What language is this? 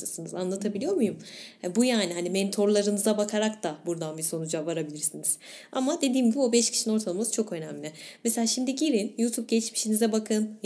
Turkish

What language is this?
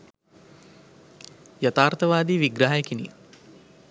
Sinhala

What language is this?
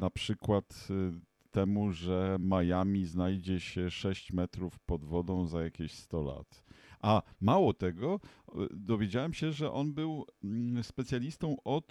Polish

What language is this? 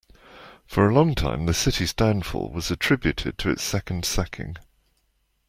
English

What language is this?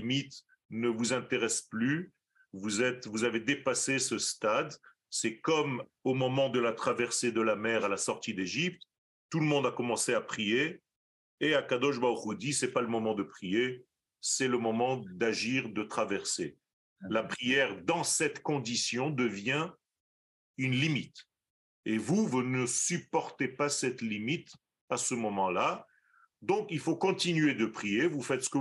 French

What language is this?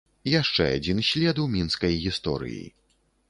Belarusian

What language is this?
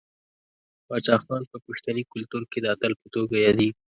Pashto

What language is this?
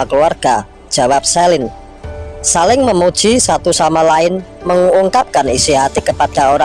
Indonesian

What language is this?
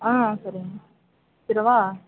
Tamil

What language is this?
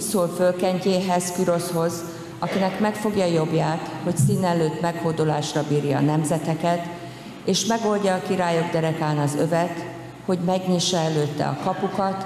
Hungarian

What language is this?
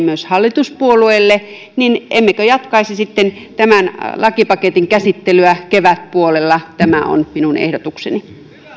Finnish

